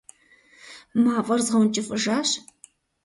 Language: Kabardian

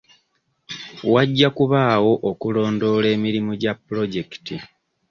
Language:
Ganda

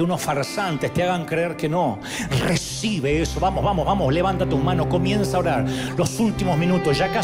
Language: Spanish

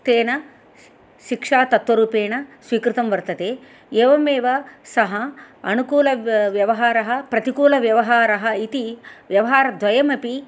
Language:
Sanskrit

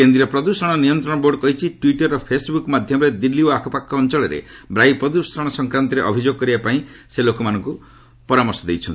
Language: Odia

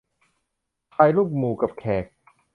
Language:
Thai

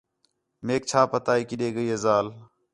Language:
Khetrani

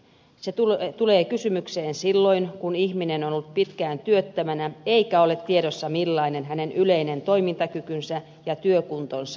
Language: Finnish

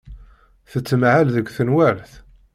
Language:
Kabyle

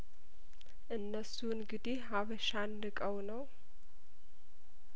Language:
Amharic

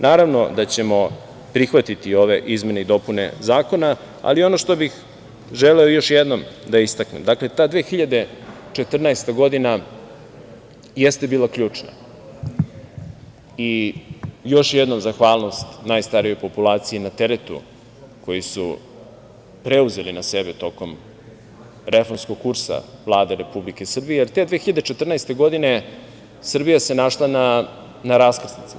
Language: Serbian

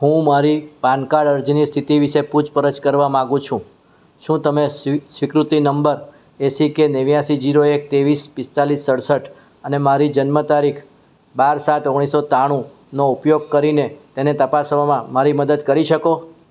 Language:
Gujarati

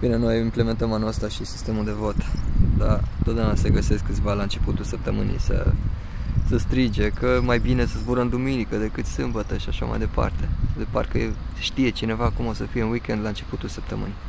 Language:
Romanian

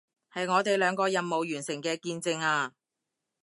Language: Cantonese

